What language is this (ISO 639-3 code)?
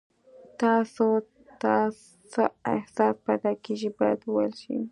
pus